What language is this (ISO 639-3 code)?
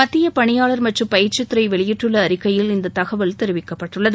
tam